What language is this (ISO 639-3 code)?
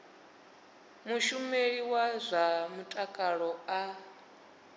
ven